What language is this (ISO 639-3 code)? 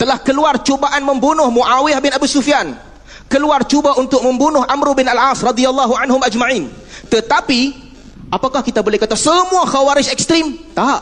msa